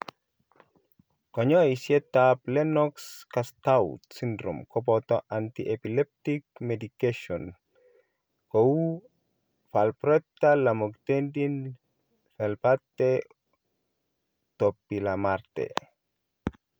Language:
Kalenjin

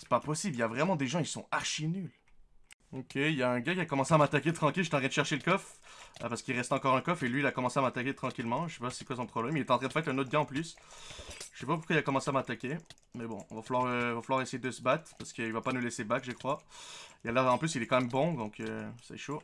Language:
French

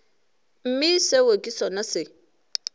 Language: Northern Sotho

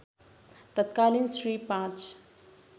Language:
Nepali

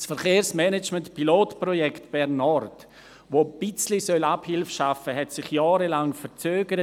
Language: Swiss German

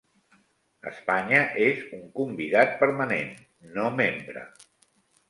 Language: Catalan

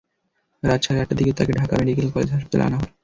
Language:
Bangla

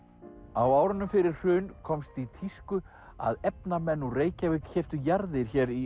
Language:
Icelandic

